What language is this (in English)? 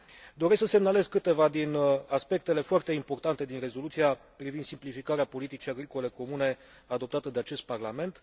Romanian